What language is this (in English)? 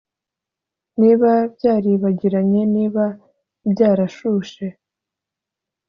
Kinyarwanda